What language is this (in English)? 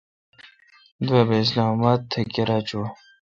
Kalkoti